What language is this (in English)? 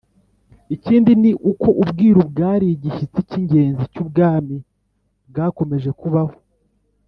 Kinyarwanda